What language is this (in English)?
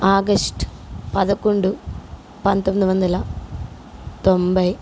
Telugu